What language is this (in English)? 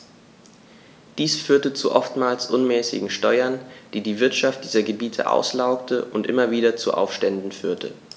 German